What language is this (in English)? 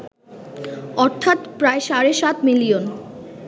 Bangla